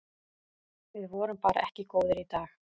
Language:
Icelandic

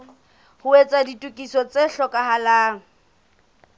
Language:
Southern Sotho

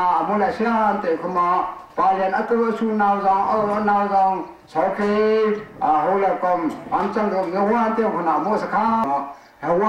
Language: Thai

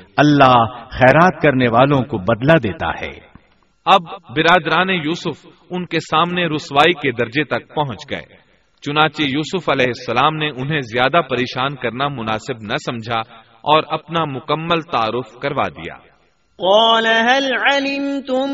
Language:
Urdu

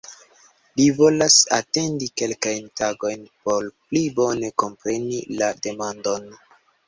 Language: Esperanto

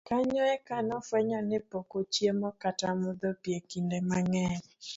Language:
Luo (Kenya and Tanzania)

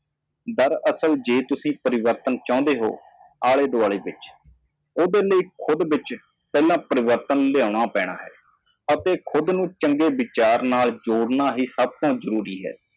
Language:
Punjabi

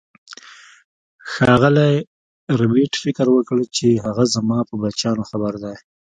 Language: Pashto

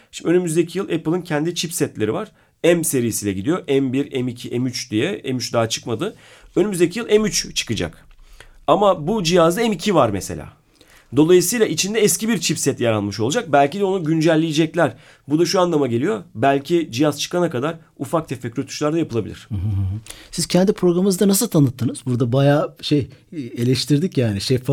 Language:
Turkish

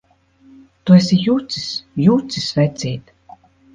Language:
Latvian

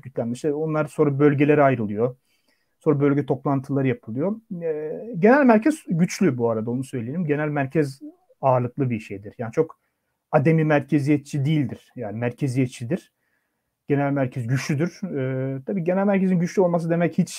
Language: Turkish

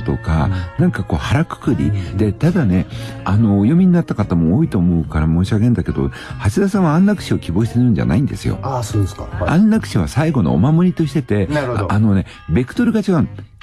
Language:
Japanese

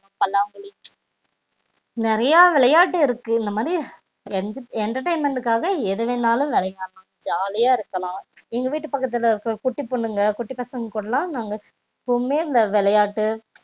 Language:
Tamil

